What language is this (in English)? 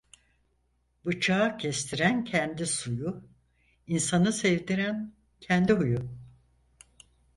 Turkish